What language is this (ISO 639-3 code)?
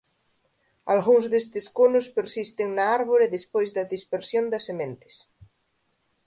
glg